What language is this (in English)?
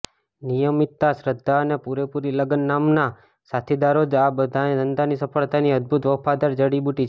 Gujarati